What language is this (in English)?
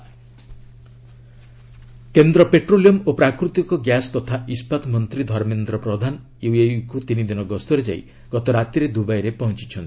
Odia